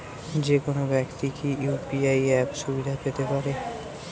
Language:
Bangla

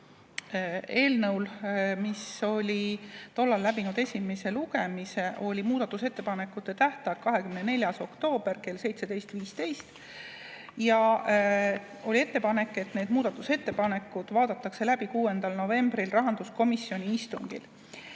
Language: Estonian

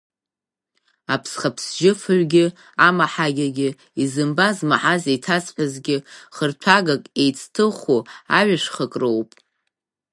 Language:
Abkhazian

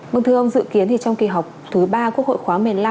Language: Vietnamese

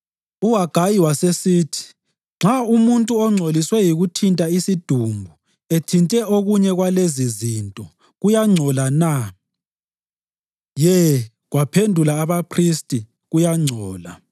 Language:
North Ndebele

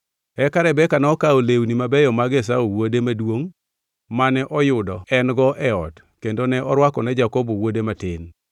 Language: Luo (Kenya and Tanzania)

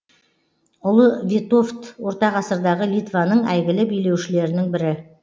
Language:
Kazakh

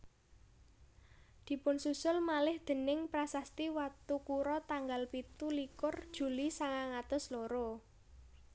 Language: Javanese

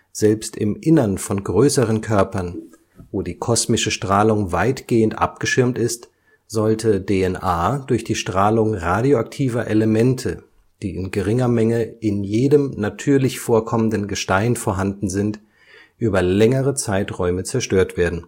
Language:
German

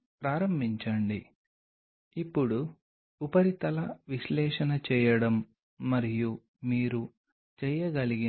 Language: Telugu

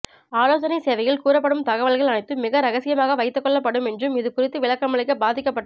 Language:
Tamil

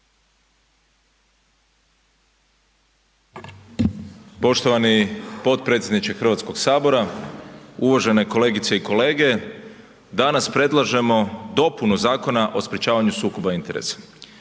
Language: Croatian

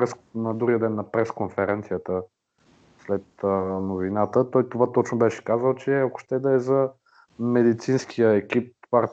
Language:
Bulgarian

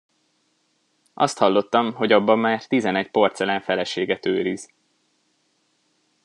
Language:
Hungarian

